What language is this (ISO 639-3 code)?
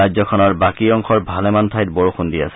asm